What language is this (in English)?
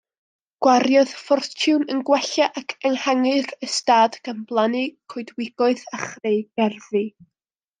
Welsh